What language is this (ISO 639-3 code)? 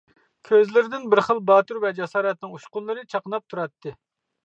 uig